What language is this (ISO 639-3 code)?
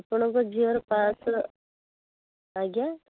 ori